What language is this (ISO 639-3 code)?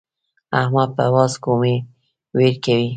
pus